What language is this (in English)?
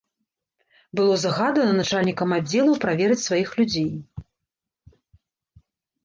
Belarusian